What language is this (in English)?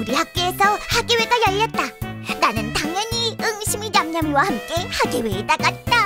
Korean